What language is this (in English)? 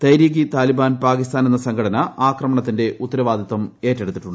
Malayalam